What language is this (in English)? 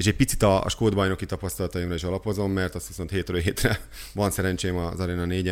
Hungarian